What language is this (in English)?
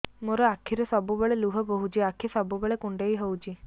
Odia